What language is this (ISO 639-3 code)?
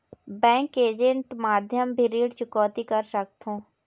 hne